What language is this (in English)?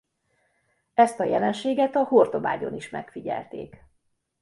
Hungarian